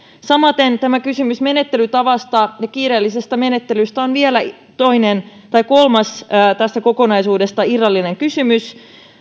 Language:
Finnish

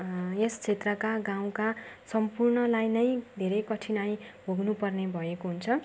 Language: Nepali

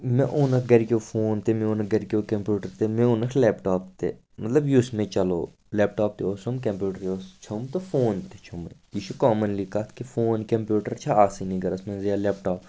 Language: Kashmiri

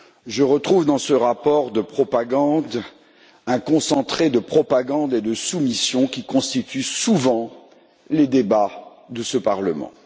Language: French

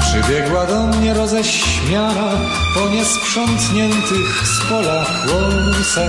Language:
Polish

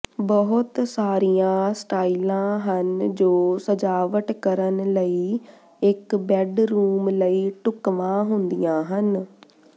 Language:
Punjabi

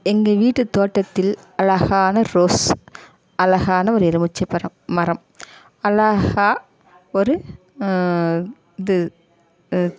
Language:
Tamil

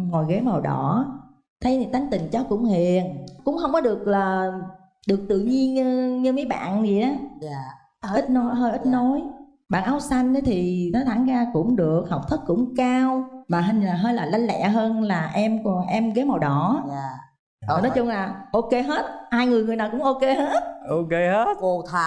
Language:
Vietnamese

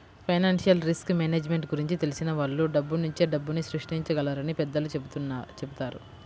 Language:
Telugu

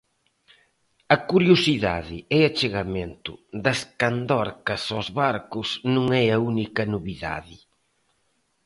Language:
Galician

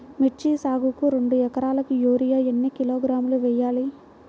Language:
Telugu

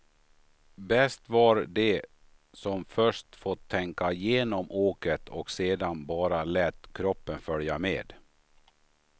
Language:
Swedish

